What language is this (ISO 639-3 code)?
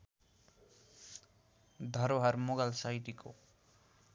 nep